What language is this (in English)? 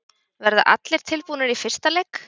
Icelandic